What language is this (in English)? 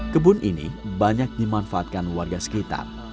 Indonesian